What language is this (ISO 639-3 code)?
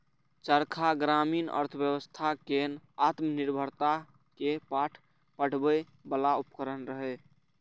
mai